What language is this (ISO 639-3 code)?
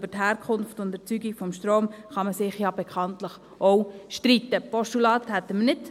gsw